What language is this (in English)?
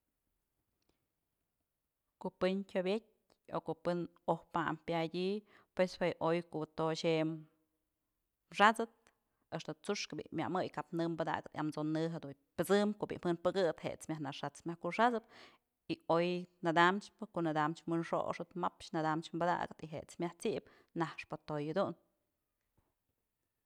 Mazatlán Mixe